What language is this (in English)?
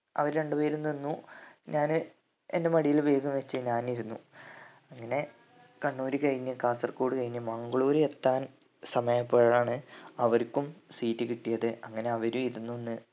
Malayalam